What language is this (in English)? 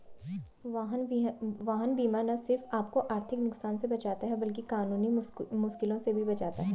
Hindi